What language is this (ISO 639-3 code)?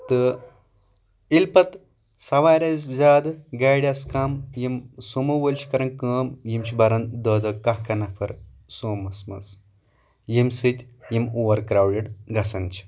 kas